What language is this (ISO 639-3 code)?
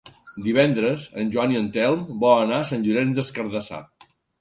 cat